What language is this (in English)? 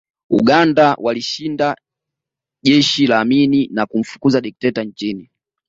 Swahili